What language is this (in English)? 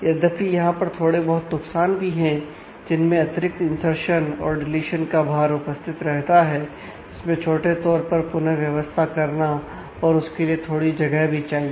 Hindi